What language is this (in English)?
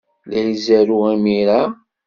Kabyle